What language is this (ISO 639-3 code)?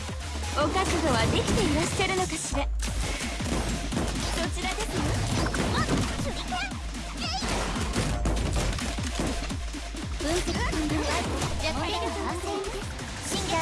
jpn